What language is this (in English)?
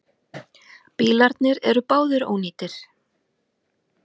Icelandic